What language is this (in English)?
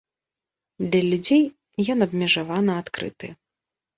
Belarusian